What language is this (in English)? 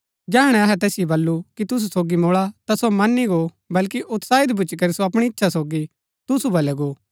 Gaddi